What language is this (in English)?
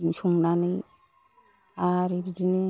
Bodo